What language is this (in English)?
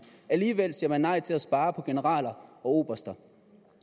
Danish